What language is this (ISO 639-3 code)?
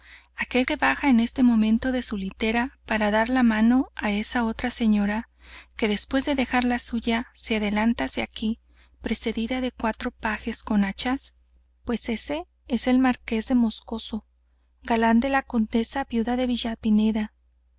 spa